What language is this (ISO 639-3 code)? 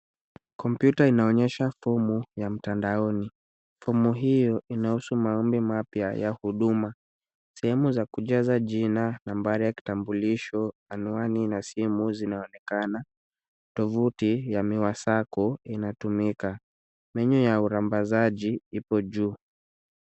swa